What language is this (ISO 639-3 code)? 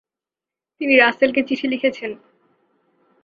ben